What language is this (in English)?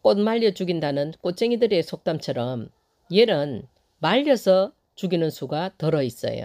Korean